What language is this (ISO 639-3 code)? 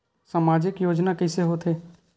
hne